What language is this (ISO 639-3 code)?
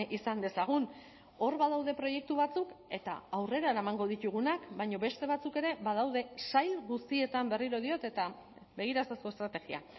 eus